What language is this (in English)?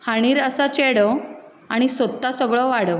Konkani